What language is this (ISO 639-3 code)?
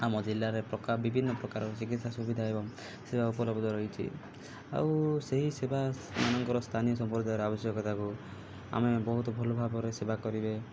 ori